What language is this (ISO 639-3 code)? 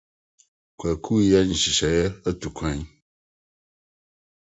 aka